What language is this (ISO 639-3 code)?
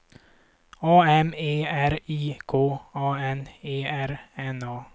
swe